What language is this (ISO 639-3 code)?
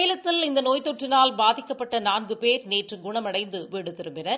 tam